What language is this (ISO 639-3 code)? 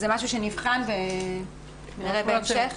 heb